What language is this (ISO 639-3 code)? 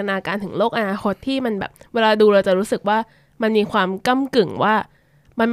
tha